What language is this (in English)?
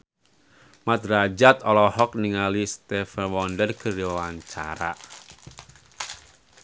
Sundanese